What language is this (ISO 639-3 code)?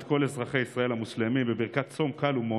heb